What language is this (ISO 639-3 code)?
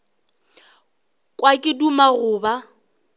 nso